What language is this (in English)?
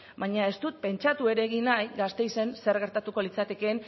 Basque